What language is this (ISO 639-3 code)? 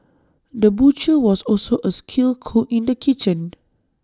eng